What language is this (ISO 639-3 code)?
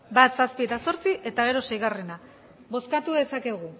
eus